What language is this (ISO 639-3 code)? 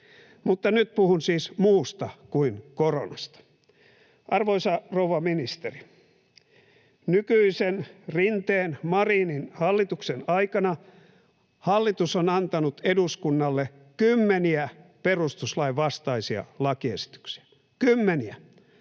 fin